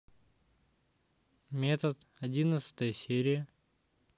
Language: Russian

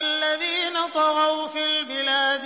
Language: Arabic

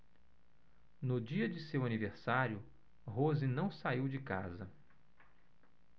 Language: Portuguese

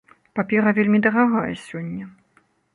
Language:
Belarusian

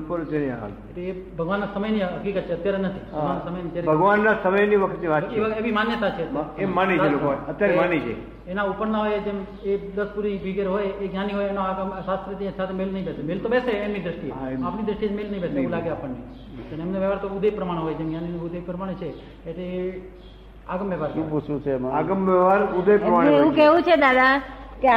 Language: Gujarati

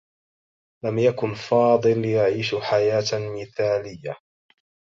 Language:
Arabic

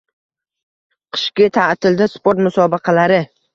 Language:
Uzbek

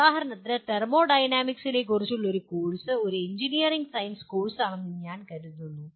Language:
Malayalam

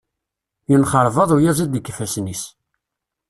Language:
Kabyle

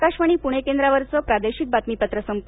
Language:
Marathi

